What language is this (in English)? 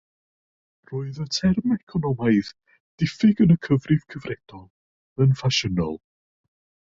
Welsh